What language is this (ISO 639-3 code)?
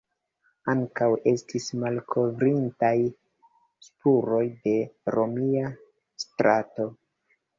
epo